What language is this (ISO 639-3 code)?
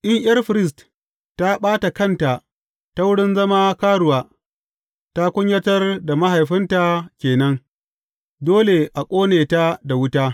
hau